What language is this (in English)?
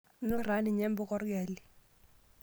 Masai